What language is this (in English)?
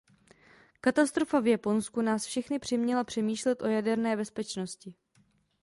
Czech